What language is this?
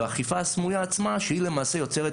Hebrew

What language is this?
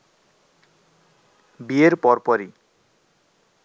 Bangla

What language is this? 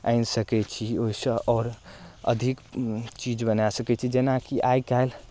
Maithili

